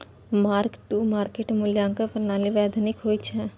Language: Maithili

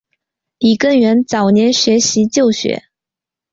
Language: Chinese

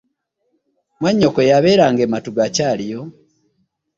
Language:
Ganda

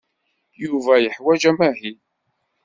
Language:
Kabyle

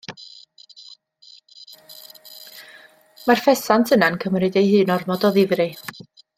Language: Welsh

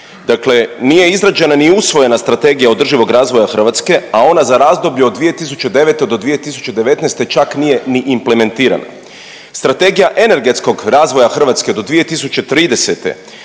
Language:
Croatian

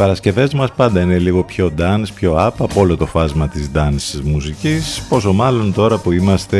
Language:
Greek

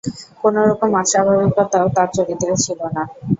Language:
Bangla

